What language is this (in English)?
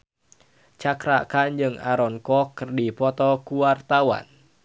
Sundanese